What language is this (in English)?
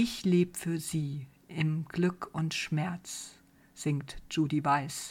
German